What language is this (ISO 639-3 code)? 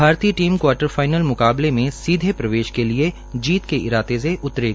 hin